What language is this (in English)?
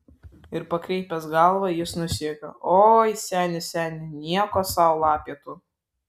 Lithuanian